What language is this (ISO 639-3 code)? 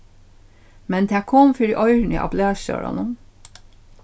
fao